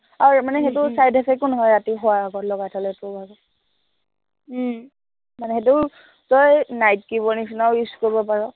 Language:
Assamese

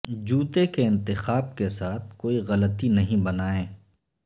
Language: Urdu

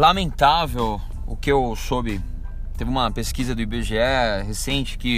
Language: Portuguese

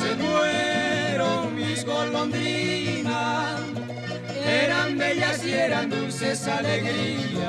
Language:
Spanish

